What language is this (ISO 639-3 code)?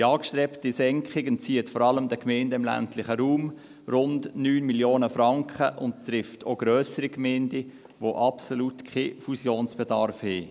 gsw